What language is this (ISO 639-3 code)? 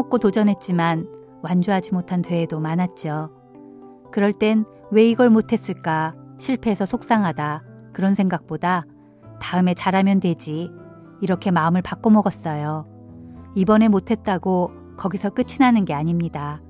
kor